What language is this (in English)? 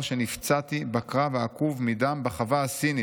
Hebrew